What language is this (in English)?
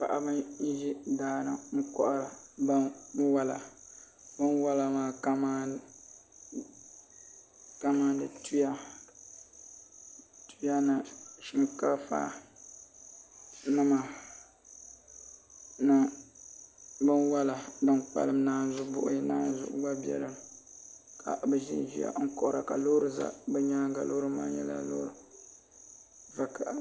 Dagbani